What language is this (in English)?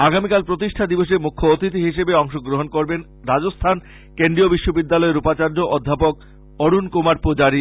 Bangla